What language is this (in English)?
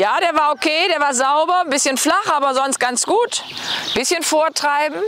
German